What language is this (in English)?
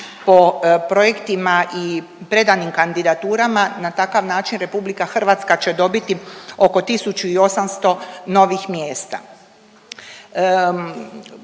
Croatian